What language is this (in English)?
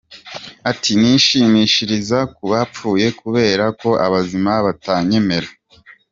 Kinyarwanda